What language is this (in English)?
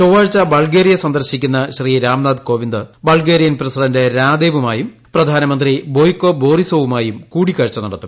Malayalam